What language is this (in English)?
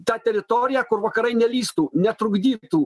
Lithuanian